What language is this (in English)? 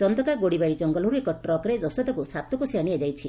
Odia